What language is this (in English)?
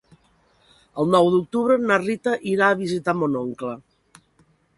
Catalan